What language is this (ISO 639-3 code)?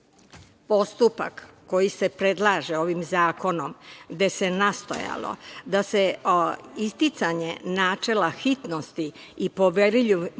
srp